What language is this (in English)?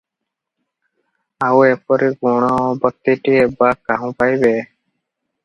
Odia